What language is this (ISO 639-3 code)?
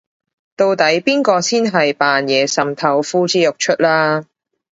yue